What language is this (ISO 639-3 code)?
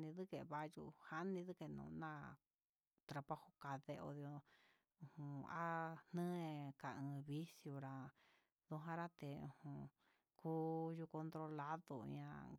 mxs